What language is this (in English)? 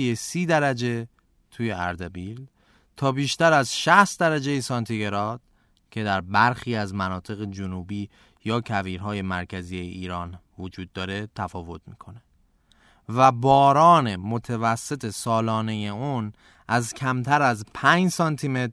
Persian